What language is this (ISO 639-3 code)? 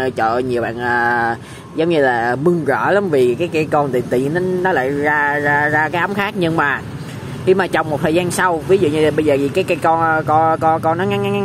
vie